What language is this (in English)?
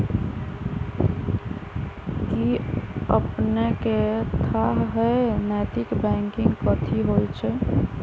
Magahi